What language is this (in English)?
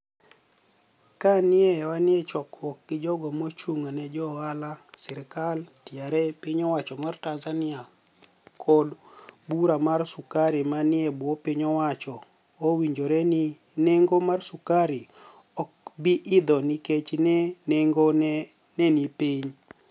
Luo (Kenya and Tanzania)